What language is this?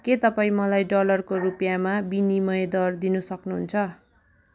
Nepali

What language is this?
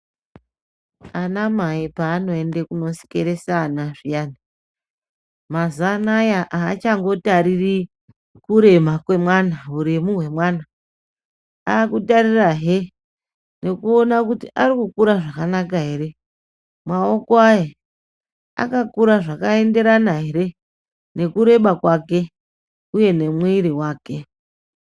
Ndau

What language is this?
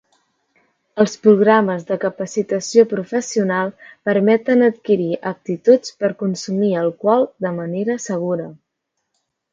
Catalan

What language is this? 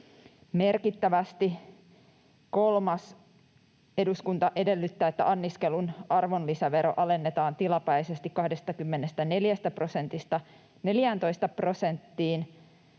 Finnish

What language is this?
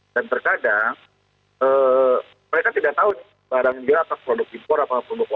Indonesian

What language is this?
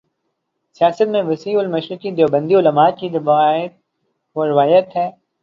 Urdu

